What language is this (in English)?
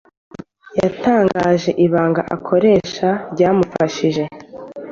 Kinyarwanda